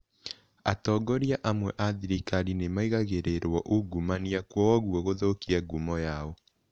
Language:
Kikuyu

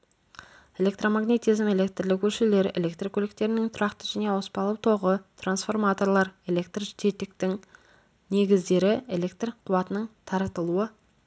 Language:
Kazakh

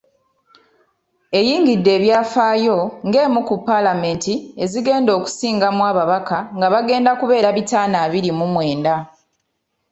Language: Ganda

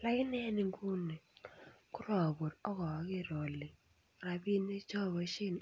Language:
Kalenjin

